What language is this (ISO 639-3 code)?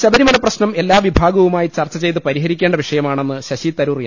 mal